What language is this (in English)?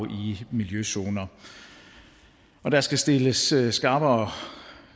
Danish